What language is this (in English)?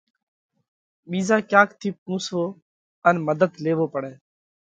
Parkari Koli